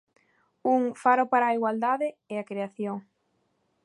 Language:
Galician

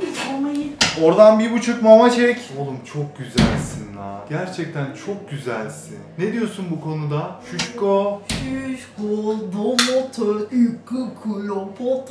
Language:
Turkish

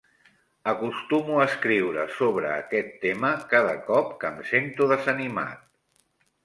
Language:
Catalan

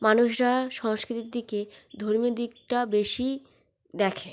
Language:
Bangla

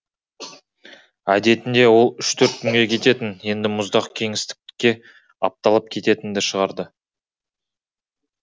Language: Kazakh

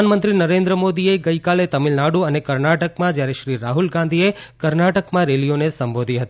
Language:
Gujarati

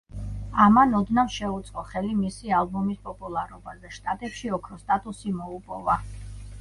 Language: Georgian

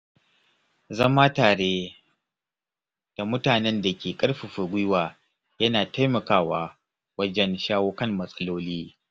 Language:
Hausa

